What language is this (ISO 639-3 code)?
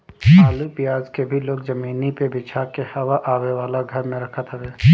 bho